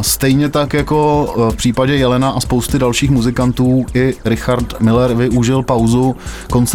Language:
Czech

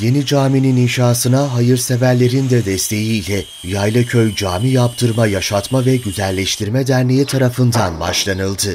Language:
Turkish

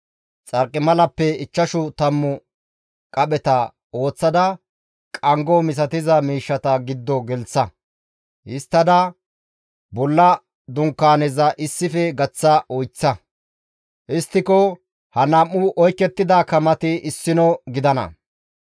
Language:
Gamo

